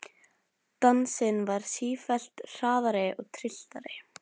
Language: Icelandic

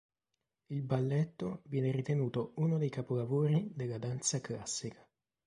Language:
Italian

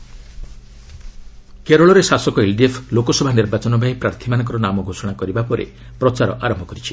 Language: Odia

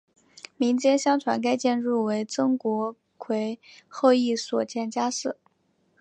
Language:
Chinese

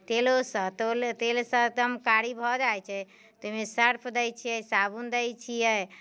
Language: Maithili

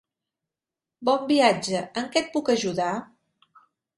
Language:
Catalan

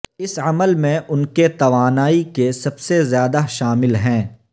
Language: Urdu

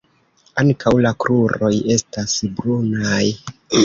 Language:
Esperanto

